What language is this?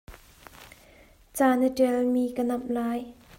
Hakha Chin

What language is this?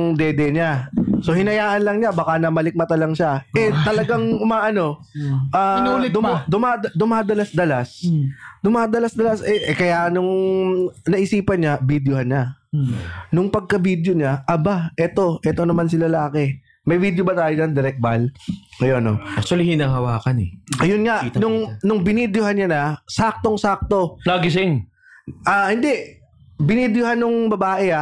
Filipino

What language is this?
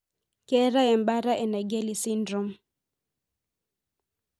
Masai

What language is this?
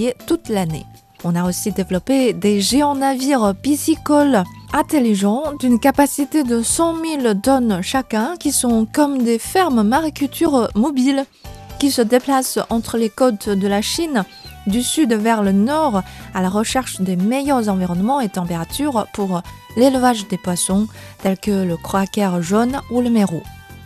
French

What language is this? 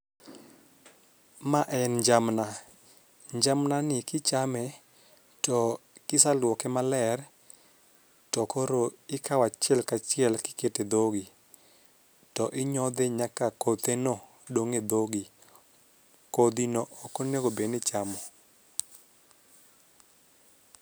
Luo (Kenya and Tanzania)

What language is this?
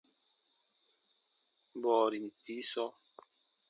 Baatonum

